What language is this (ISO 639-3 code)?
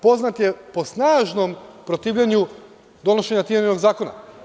srp